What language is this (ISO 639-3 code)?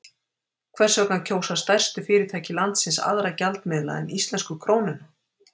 isl